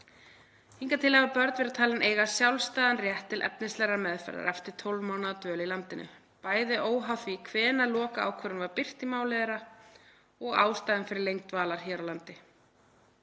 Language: Icelandic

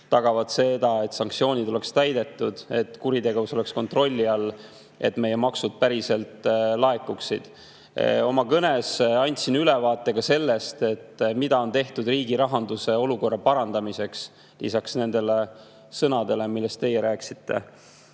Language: Estonian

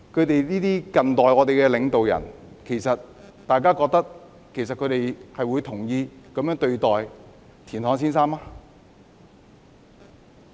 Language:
Cantonese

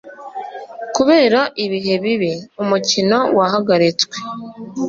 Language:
Kinyarwanda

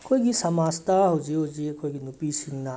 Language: Manipuri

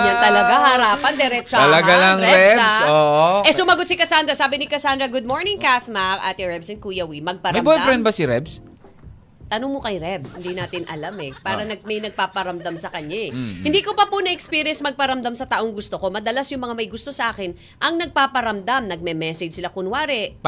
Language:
Filipino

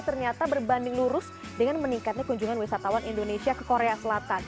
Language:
Indonesian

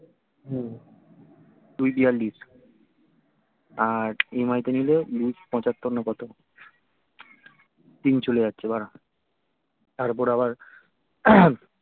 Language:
Bangla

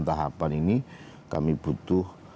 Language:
Indonesian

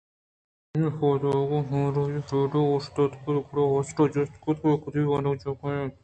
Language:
Eastern Balochi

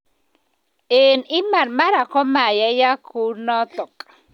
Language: Kalenjin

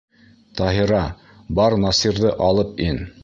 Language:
Bashkir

